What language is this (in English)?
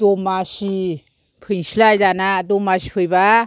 Bodo